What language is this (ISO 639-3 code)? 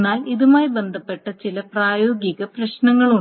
mal